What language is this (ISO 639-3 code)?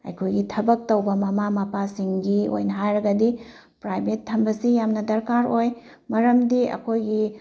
mni